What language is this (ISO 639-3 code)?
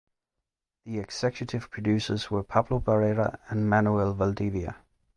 eng